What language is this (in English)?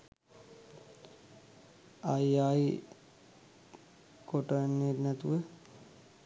Sinhala